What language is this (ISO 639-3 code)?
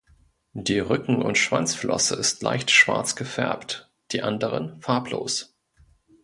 deu